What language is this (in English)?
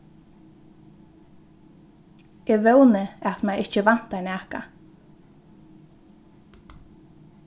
Faroese